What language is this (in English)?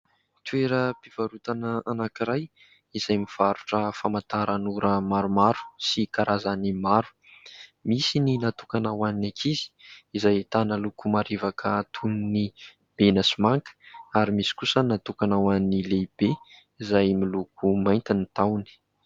Malagasy